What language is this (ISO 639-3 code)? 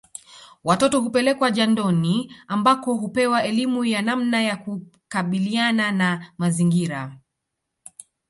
swa